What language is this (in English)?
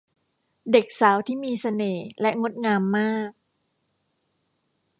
Thai